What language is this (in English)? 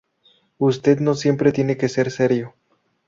Spanish